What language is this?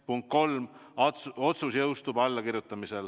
Estonian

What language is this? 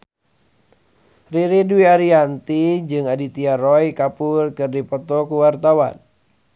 Sundanese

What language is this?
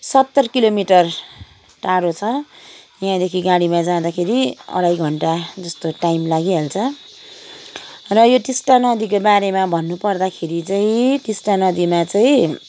Nepali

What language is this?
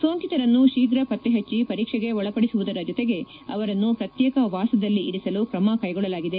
Kannada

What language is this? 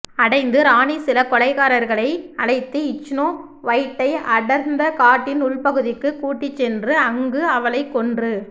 Tamil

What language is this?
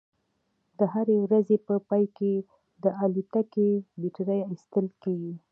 Pashto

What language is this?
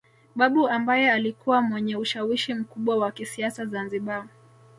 Swahili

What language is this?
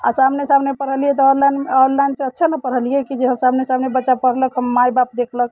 Maithili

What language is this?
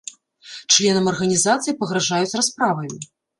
Belarusian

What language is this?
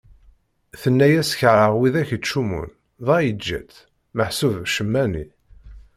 Kabyle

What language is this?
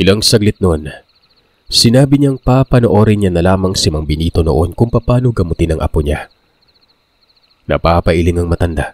Filipino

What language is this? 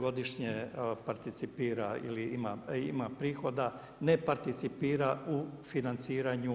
Croatian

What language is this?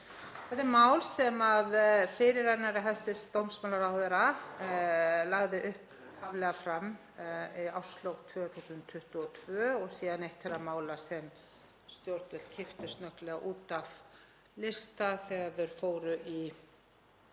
Icelandic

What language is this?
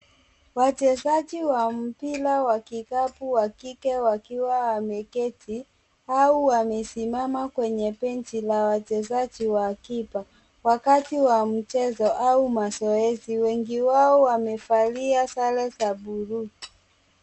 Swahili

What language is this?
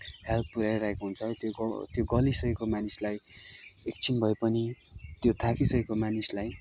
Nepali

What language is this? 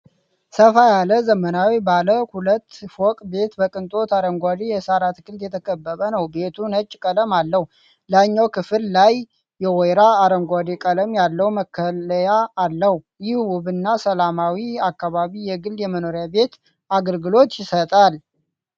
Amharic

